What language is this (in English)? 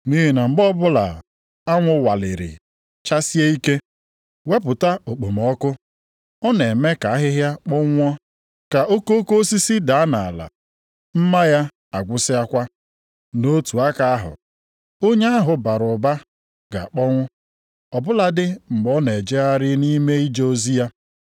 Igbo